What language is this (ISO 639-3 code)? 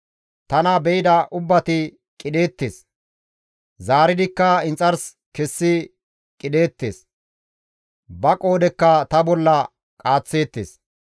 gmv